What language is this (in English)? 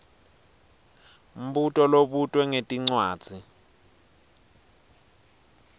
Swati